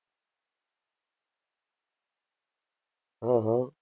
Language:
Gujarati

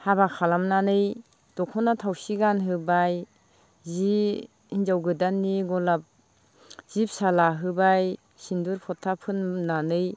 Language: Bodo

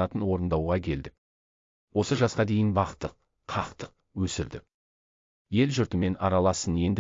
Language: Turkish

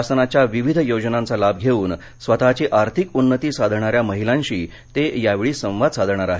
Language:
Marathi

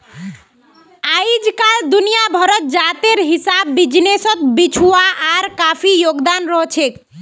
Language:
Magahi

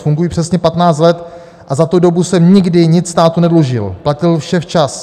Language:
Czech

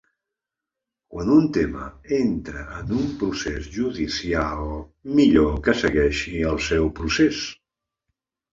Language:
Catalan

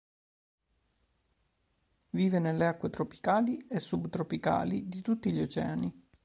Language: Italian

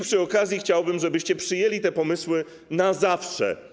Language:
Polish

